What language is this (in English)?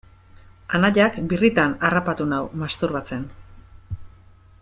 Basque